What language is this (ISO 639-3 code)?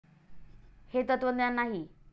mar